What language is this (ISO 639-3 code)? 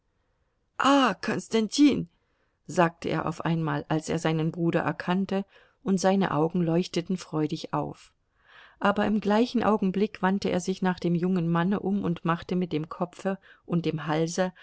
deu